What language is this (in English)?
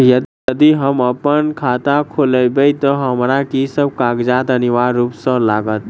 Maithili